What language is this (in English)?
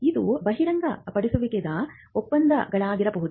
Kannada